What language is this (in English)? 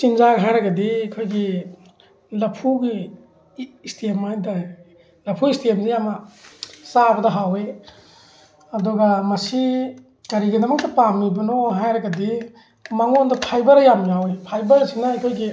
Manipuri